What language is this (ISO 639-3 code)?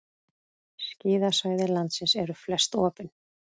isl